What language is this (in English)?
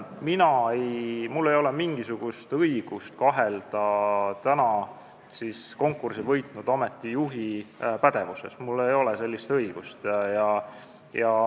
Estonian